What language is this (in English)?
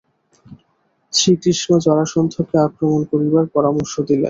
Bangla